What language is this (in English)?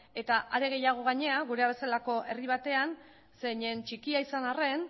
Basque